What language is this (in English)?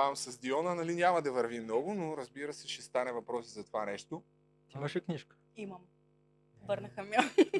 Bulgarian